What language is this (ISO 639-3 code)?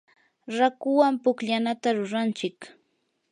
qur